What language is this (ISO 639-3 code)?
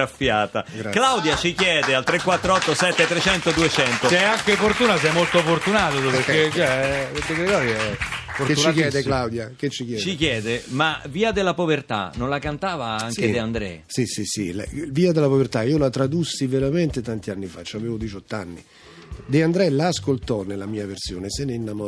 ita